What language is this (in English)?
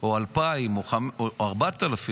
Hebrew